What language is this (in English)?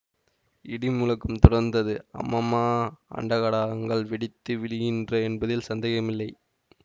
Tamil